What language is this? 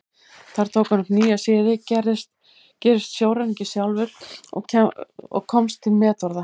Icelandic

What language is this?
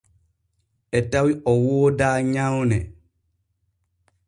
Borgu Fulfulde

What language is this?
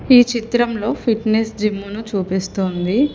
Telugu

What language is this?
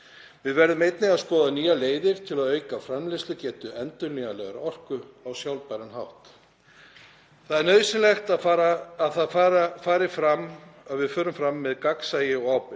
Icelandic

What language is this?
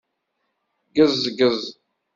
Kabyle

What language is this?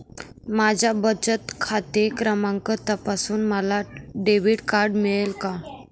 Marathi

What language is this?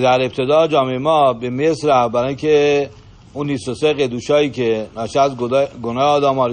Persian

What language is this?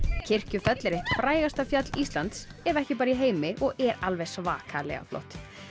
Icelandic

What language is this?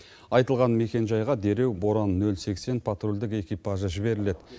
Kazakh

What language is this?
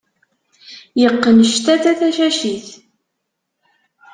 Kabyle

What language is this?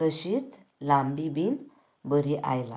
Konkani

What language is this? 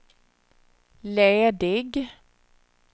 Swedish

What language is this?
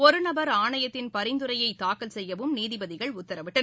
Tamil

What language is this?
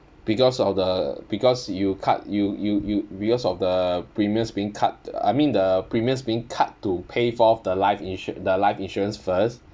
English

